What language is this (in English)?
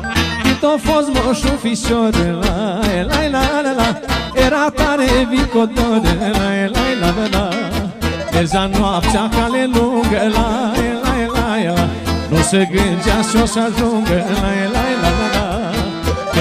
Romanian